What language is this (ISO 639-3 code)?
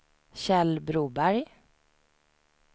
swe